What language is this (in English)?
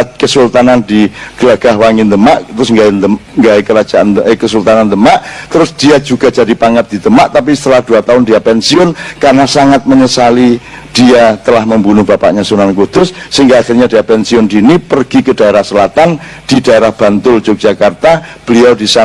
Indonesian